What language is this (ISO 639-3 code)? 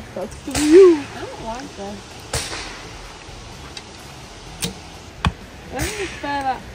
eng